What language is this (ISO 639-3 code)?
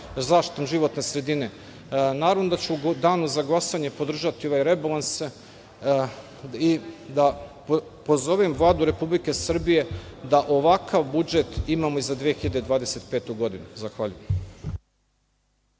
srp